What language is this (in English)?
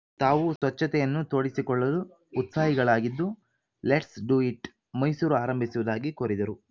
Kannada